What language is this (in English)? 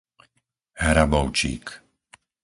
Slovak